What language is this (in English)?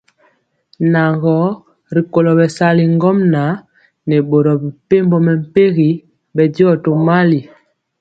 Mpiemo